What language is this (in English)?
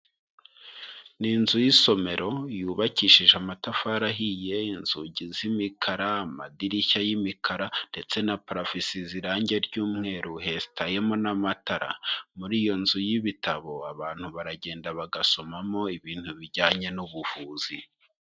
Kinyarwanda